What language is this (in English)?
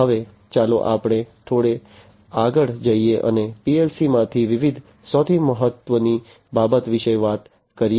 Gujarati